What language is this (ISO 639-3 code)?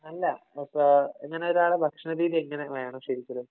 mal